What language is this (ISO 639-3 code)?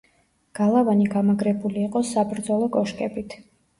kat